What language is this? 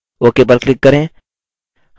Hindi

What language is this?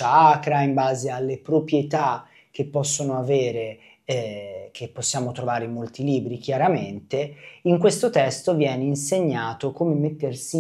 Italian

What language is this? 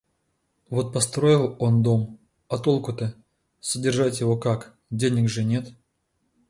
Russian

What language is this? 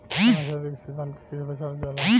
Bhojpuri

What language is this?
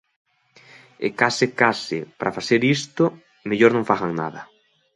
Galician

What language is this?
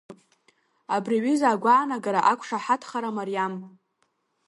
Abkhazian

